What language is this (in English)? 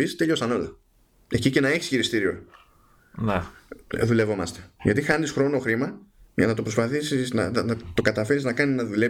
Greek